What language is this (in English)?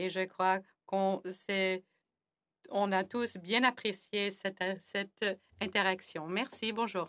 French